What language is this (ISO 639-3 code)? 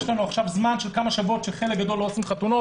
heb